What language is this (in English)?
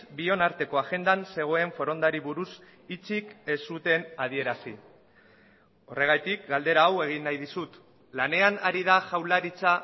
Basque